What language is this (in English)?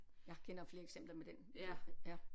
Danish